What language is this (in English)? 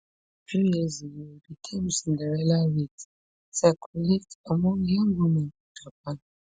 Nigerian Pidgin